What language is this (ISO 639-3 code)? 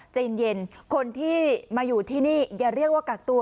tha